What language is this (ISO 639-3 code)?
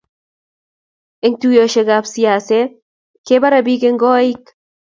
kln